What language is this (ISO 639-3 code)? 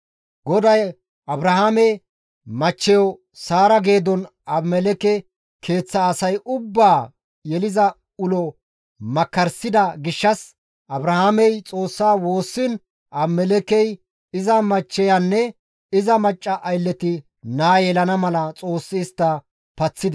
gmv